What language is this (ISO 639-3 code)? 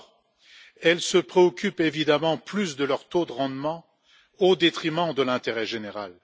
fra